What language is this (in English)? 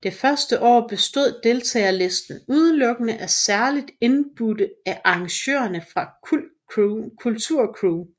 Danish